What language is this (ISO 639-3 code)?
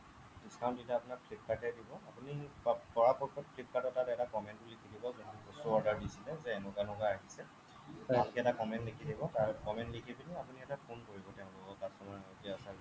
asm